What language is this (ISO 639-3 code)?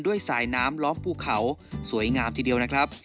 tha